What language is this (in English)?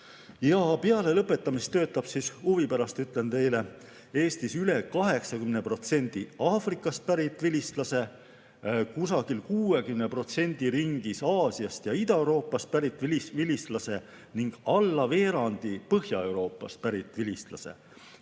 Estonian